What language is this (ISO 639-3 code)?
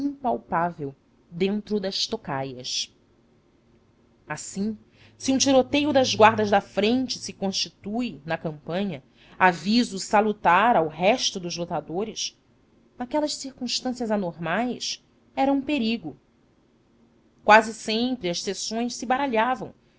por